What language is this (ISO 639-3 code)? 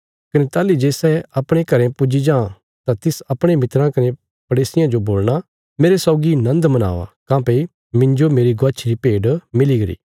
kfs